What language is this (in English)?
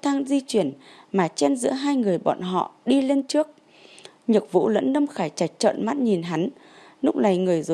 Vietnamese